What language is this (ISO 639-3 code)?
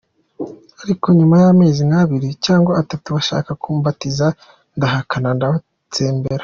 kin